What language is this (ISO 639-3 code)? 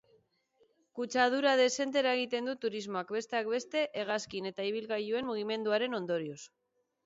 eus